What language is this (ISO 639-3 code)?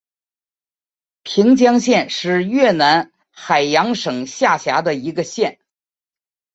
zho